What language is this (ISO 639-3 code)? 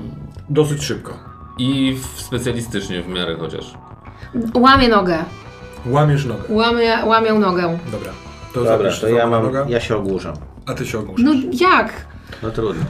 pol